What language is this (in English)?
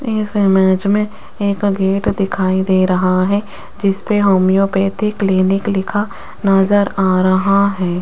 Hindi